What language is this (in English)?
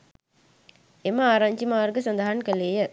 Sinhala